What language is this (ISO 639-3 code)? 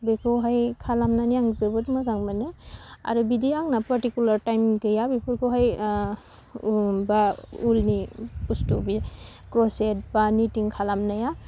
brx